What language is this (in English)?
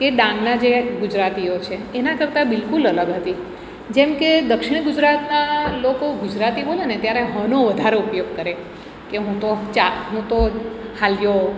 Gujarati